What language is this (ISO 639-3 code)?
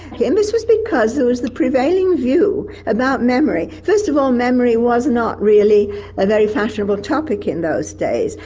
eng